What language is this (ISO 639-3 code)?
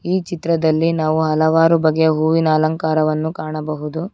kan